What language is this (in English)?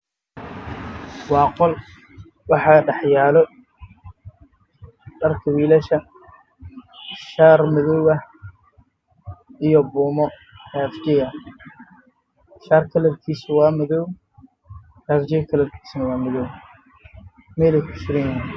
Somali